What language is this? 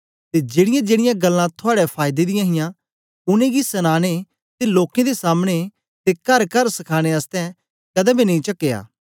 Dogri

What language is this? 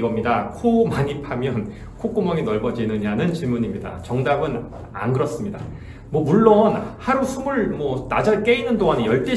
Korean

